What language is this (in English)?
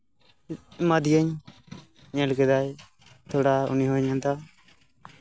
Santali